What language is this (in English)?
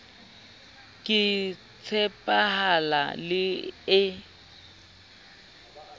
Southern Sotho